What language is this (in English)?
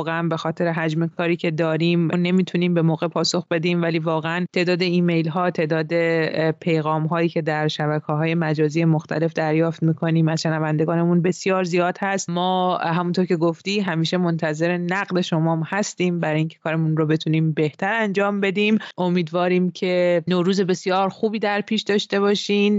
Persian